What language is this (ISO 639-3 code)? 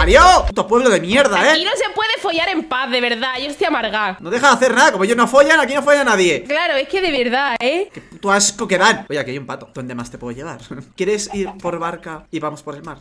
spa